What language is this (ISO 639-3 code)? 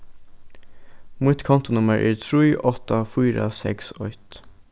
fao